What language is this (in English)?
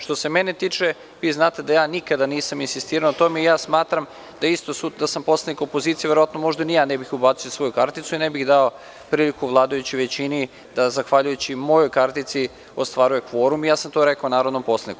Serbian